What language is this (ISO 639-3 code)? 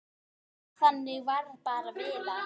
isl